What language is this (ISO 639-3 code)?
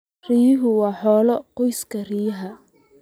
som